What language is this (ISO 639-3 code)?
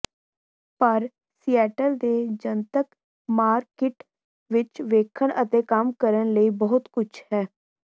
pan